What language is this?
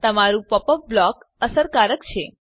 Gujarati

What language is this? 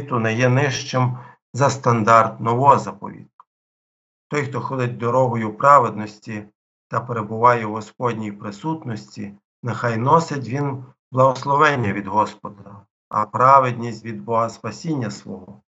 Ukrainian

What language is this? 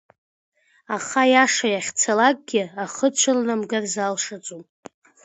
Abkhazian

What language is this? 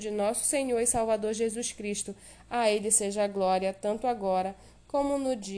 Portuguese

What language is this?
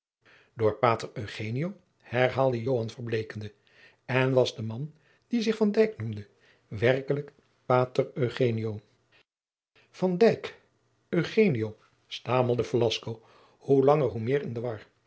Dutch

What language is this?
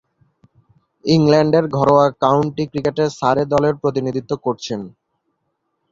Bangla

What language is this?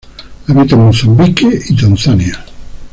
Spanish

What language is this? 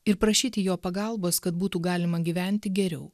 Lithuanian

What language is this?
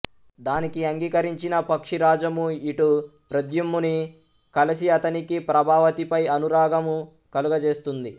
Telugu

